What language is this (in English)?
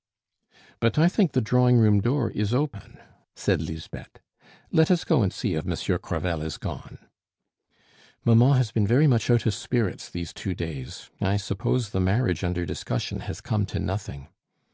English